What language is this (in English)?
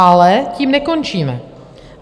Czech